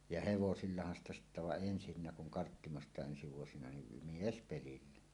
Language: Finnish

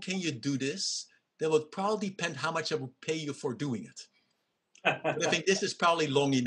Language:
English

